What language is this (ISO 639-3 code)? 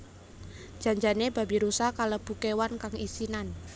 jav